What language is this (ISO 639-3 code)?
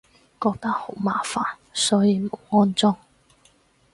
yue